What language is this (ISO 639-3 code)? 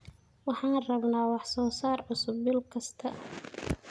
som